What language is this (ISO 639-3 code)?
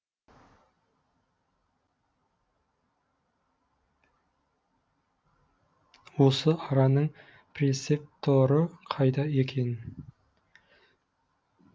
kaz